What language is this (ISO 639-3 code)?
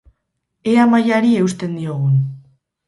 eus